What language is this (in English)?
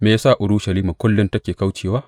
Hausa